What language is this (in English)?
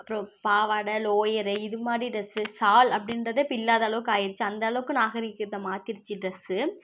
Tamil